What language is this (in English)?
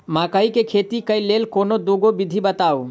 Maithili